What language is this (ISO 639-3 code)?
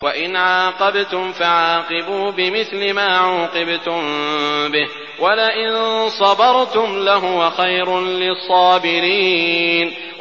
ara